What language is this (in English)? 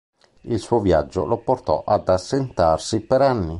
Italian